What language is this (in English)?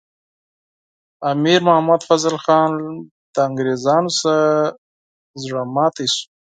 Pashto